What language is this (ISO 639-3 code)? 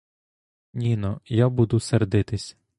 ukr